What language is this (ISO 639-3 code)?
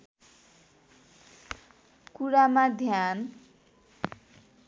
nep